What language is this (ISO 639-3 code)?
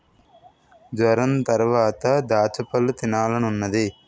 tel